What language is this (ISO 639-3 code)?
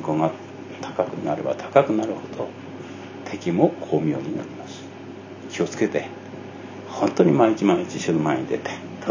jpn